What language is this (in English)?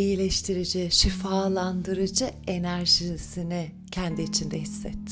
Turkish